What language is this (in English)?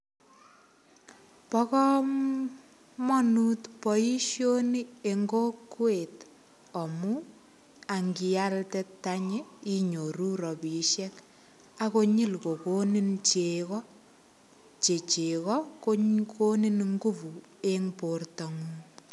Kalenjin